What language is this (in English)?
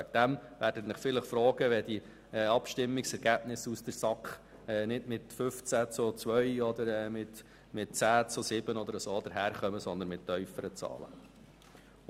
Swiss German